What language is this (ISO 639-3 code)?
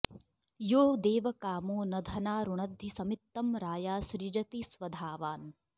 san